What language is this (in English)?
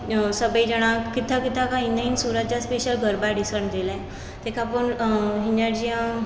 Sindhi